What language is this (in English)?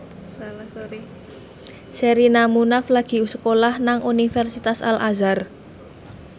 Javanese